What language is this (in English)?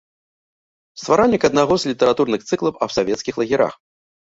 Belarusian